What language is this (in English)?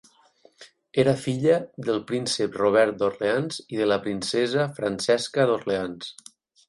Catalan